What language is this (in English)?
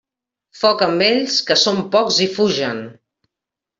Catalan